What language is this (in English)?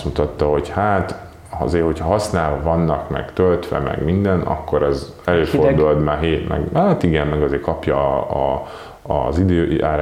Hungarian